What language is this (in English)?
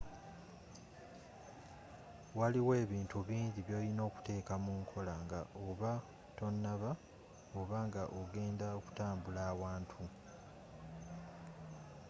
Ganda